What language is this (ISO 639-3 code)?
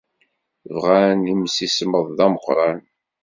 kab